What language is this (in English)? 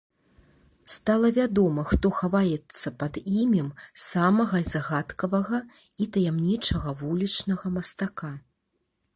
Belarusian